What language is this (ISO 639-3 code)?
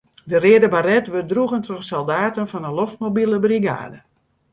fry